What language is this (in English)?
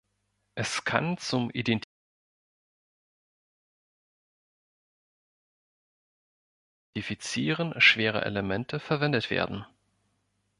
German